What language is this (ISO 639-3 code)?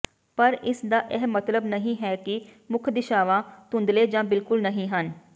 pan